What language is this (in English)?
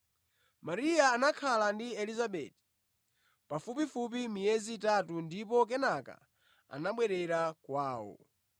Nyanja